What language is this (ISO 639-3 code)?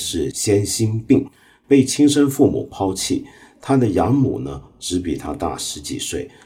zho